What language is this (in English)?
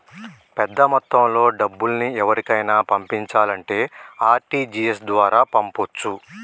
Telugu